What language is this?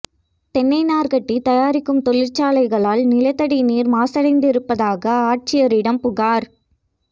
Tamil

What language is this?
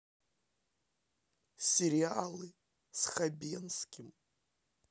Russian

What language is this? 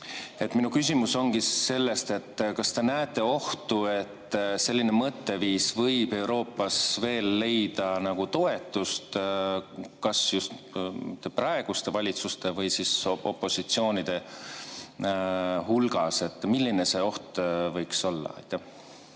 Estonian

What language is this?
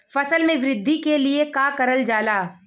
Bhojpuri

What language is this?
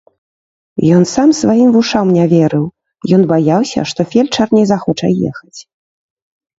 Belarusian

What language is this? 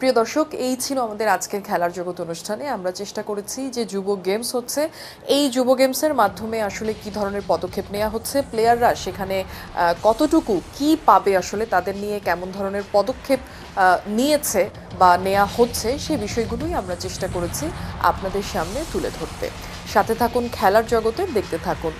Turkish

